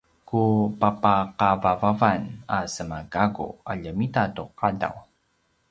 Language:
Paiwan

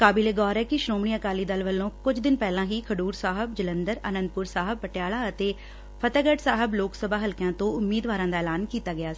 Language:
Punjabi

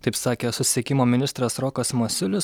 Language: Lithuanian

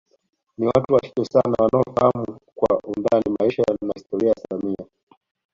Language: Swahili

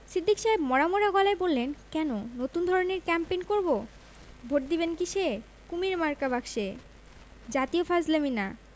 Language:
Bangla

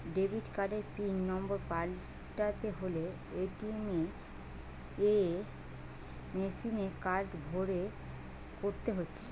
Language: Bangla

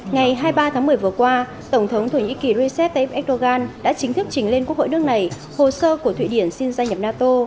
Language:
Vietnamese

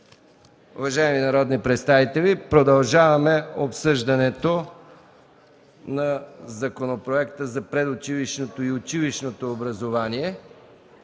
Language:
Bulgarian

